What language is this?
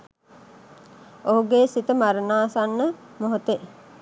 Sinhala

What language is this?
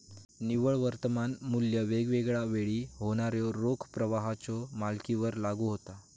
Marathi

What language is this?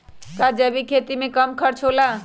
Magahi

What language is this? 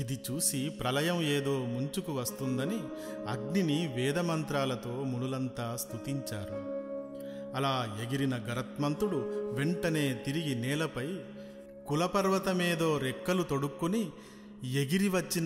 Telugu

